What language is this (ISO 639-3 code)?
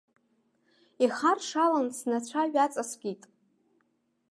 abk